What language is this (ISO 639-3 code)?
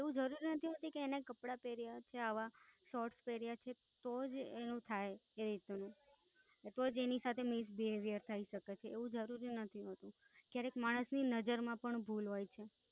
guj